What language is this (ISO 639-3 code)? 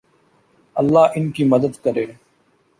urd